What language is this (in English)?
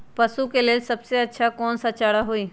Magahi